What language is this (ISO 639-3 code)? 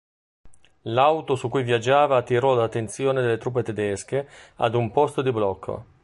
ita